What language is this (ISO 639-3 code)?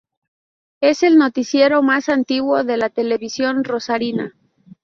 spa